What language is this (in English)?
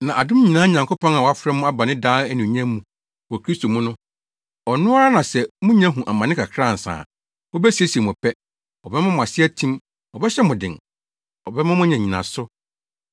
Akan